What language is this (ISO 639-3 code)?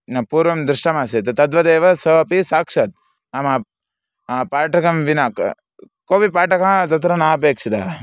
san